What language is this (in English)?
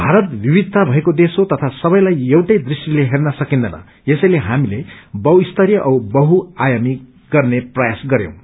Nepali